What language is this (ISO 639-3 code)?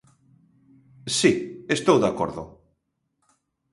glg